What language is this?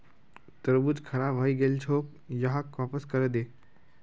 Magahi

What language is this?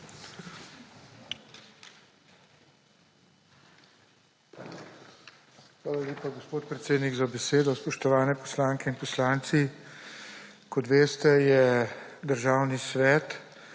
Slovenian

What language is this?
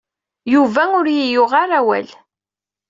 Kabyle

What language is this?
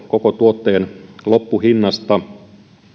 Finnish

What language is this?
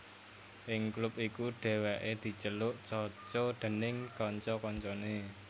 Javanese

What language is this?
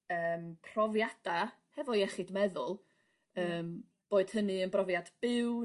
Welsh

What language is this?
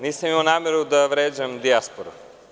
Serbian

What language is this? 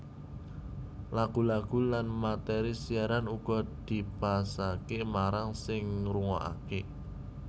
Javanese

